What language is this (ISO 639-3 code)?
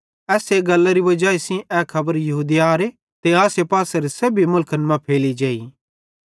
bhd